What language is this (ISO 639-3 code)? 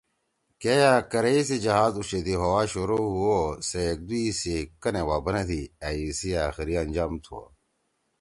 trw